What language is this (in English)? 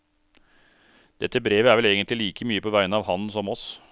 Norwegian